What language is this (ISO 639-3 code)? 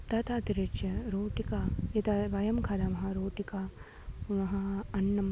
san